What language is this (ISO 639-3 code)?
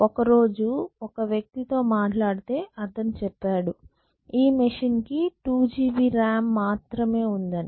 tel